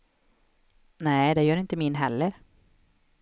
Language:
Swedish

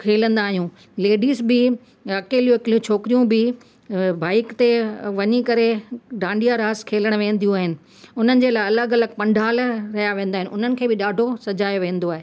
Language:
Sindhi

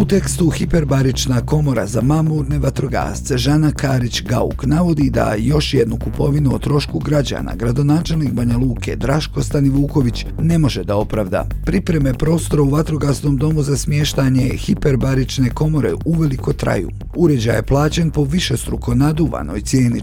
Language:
Croatian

